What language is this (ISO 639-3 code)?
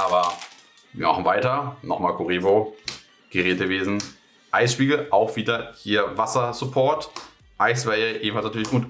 deu